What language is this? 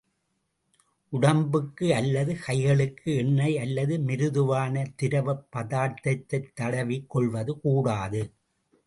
Tamil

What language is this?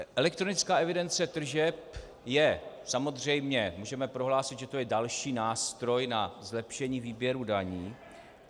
Czech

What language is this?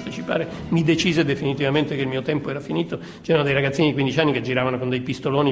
Italian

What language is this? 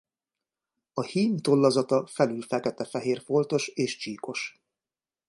Hungarian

